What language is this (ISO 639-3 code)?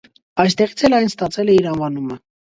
hye